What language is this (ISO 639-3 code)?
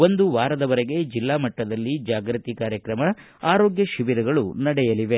kan